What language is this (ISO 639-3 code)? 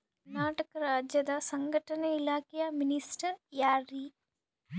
kan